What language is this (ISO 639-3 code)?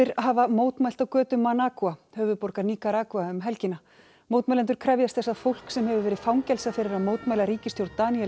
isl